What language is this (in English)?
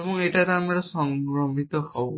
Bangla